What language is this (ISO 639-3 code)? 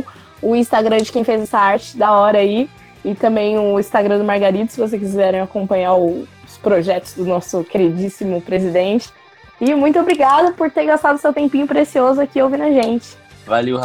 por